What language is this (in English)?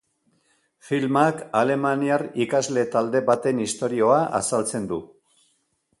Basque